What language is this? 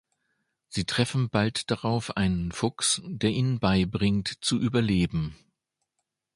German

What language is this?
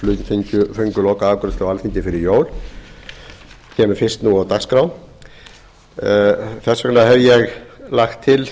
Icelandic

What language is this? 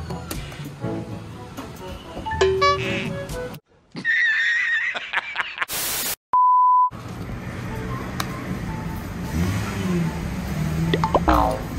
Indonesian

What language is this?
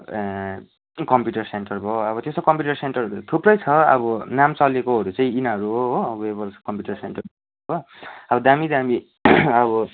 Nepali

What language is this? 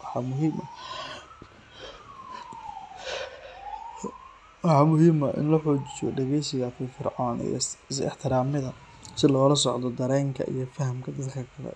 Somali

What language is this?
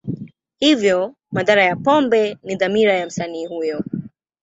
Swahili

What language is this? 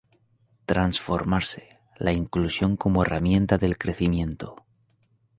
Spanish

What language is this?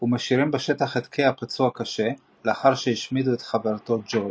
Hebrew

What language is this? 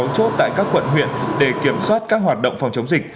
Vietnamese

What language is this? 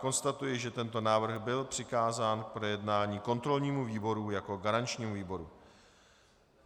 Czech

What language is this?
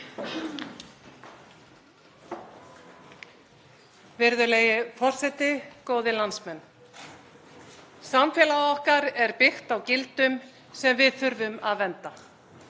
Icelandic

